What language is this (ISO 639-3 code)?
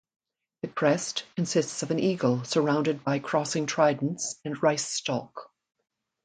eng